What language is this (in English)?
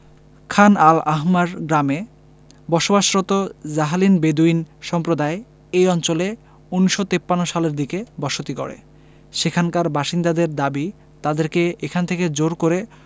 Bangla